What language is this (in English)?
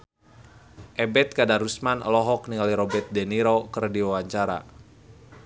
Sundanese